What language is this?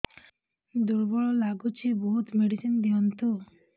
Odia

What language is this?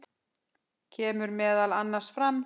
Icelandic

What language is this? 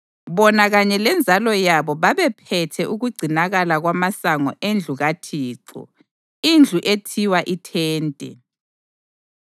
North Ndebele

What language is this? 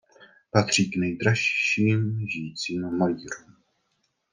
Czech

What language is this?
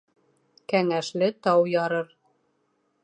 Bashkir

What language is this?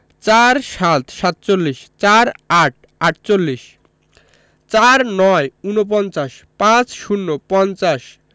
Bangla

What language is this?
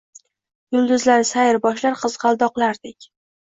Uzbek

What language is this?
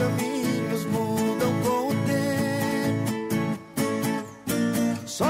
Portuguese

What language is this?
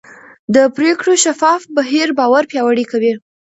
Pashto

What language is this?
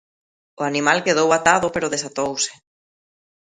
Galician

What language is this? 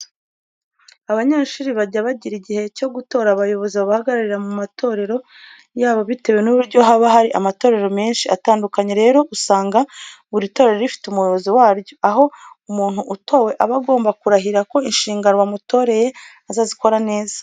Kinyarwanda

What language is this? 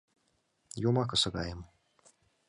Mari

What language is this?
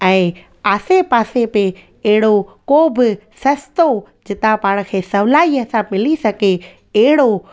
Sindhi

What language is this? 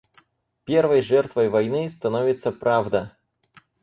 Russian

